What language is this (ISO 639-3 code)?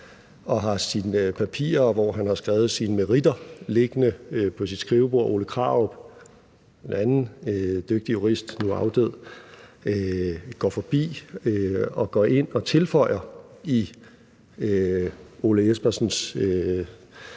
dan